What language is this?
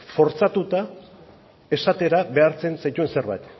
Basque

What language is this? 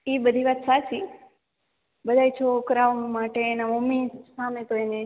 Gujarati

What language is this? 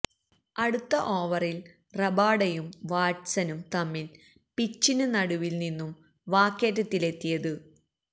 Malayalam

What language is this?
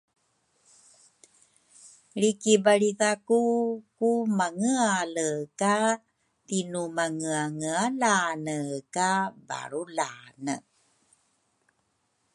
Rukai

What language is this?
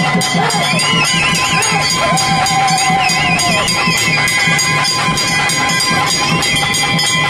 English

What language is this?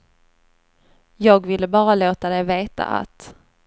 Swedish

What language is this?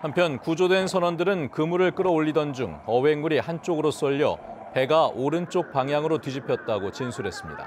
Korean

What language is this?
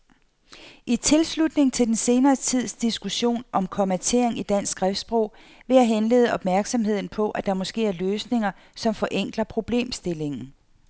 Danish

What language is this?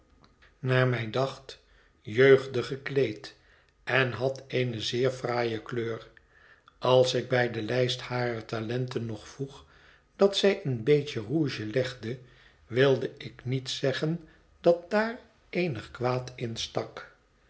Dutch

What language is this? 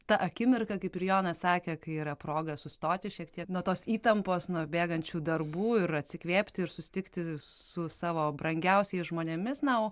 Lithuanian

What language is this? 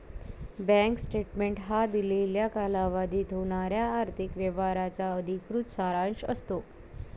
Marathi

